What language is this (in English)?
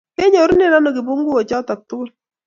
Kalenjin